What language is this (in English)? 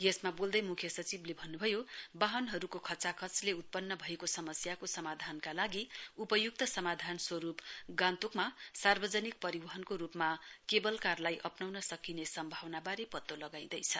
Nepali